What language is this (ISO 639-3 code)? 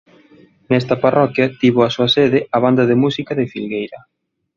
glg